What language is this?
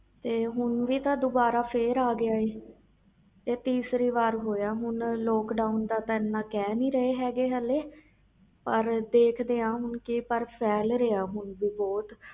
Punjabi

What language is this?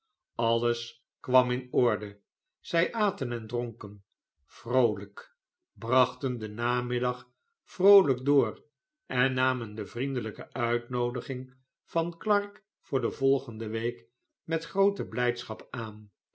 Dutch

